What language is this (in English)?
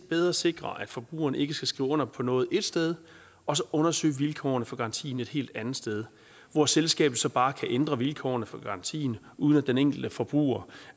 Danish